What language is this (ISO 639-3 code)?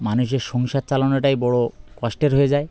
ben